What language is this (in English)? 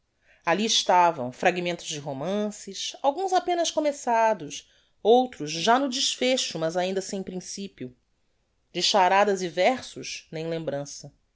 Portuguese